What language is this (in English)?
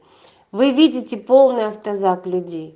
Russian